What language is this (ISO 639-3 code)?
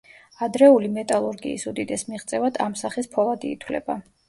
kat